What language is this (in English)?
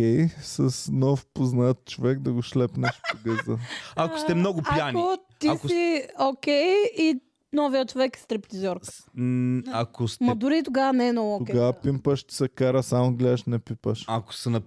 Bulgarian